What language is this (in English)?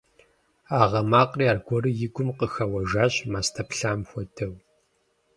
Kabardian